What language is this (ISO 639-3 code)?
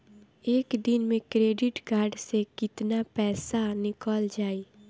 bho